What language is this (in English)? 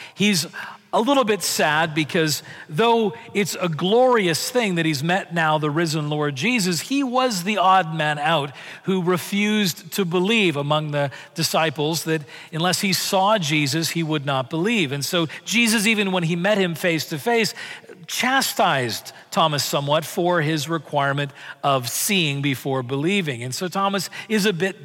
English